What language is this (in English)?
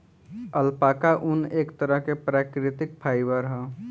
Bhojpuri